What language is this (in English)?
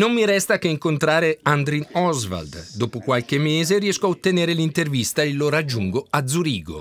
Italian